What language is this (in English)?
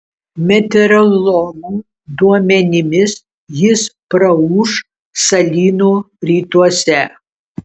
Lithuanian